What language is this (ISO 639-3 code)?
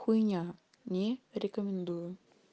rus